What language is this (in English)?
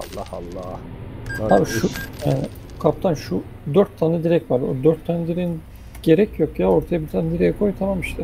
Turkish